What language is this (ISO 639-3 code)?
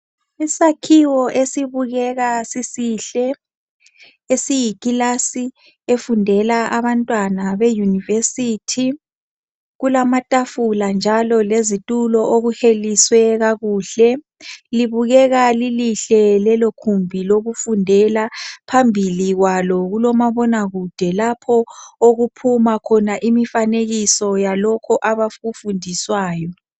nde